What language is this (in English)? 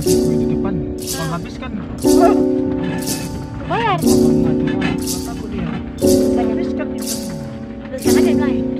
Indonesian